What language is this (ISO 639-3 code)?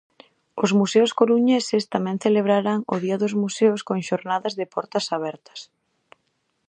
glg